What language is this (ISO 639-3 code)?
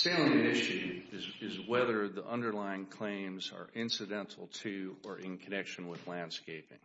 eng